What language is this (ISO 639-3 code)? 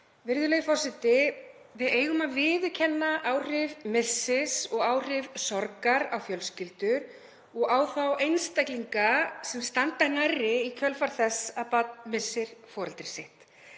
isl